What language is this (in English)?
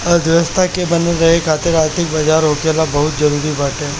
Bhojpuri